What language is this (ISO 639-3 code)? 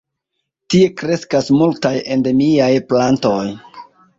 epo